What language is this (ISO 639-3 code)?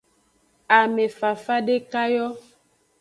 ajg